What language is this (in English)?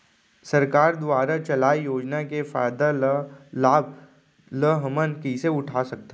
Chhattisgarhi